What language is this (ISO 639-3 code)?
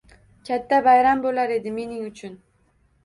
uzb